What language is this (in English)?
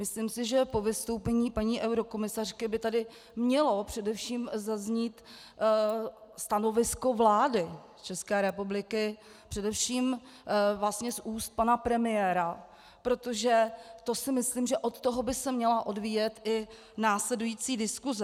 Czech